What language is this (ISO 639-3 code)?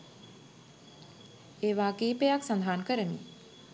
sin